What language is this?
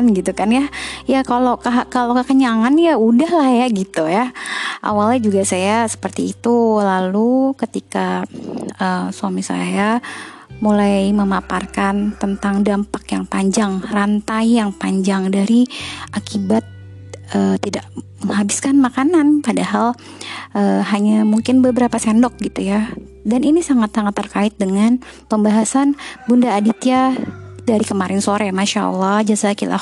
Indonesian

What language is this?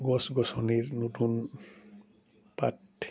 Assamese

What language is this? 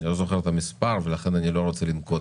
Hebrew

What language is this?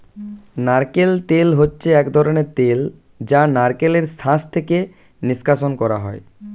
Bangla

